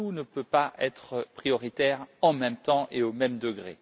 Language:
French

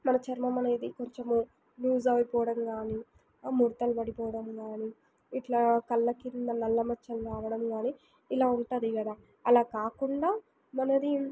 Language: Telugu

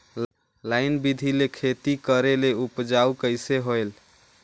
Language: Chhattisgarhi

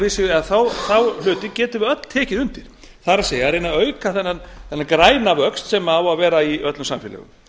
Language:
Icelandic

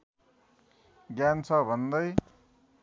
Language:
Nepali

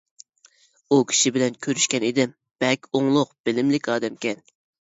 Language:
Uyghur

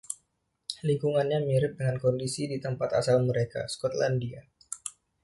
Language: Indonesian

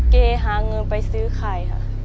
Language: Thai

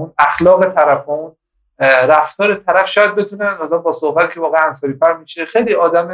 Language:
Persian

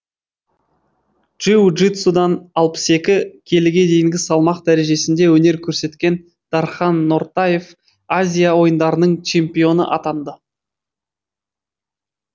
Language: Kazakh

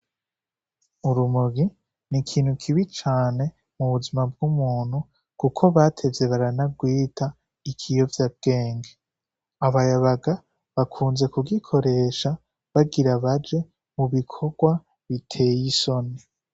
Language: Rundi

